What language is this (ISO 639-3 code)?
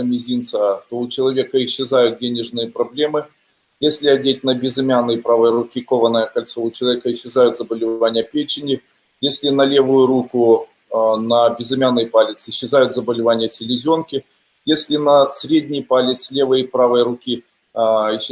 rus